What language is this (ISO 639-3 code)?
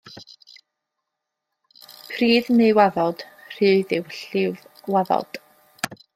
cym